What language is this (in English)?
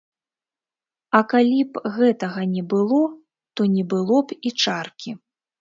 Belarusian